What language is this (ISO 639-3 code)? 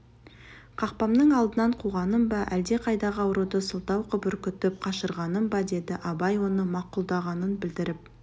kaz